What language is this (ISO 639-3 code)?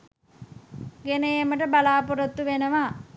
sin